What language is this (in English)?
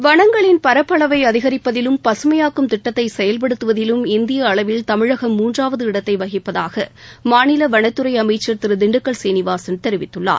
Tamil